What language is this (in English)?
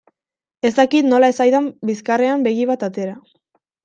Basque